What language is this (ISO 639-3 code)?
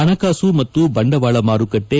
kan